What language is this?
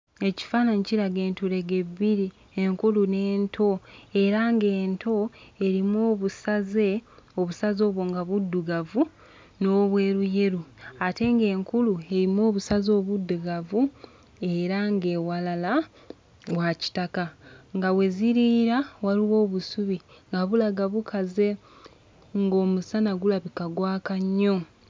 Ganda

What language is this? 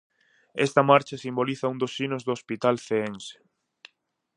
Galician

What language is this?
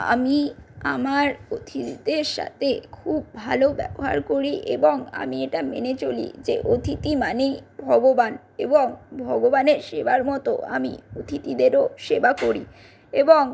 Bangla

